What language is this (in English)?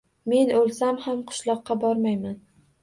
Uzbek